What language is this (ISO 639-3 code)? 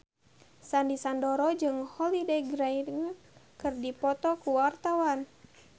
sun